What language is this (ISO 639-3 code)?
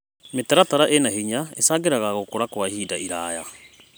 kik